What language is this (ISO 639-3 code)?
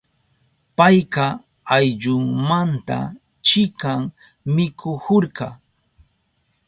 qup